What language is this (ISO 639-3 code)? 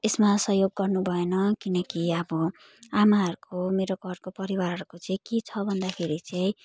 nep